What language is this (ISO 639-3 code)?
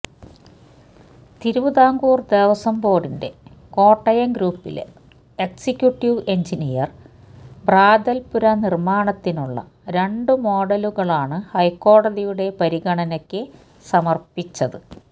mal